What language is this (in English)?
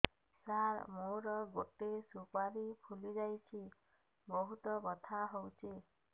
Odia